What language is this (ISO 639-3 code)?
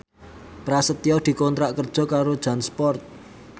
jav